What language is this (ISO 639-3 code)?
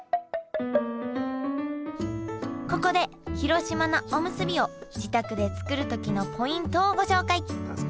jpn